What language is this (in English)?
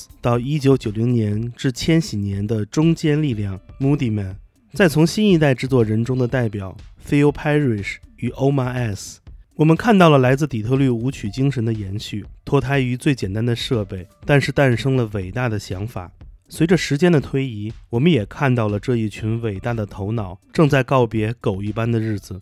Chinese